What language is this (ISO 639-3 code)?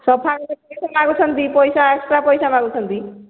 ori